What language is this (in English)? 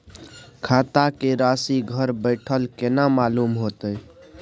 Maithili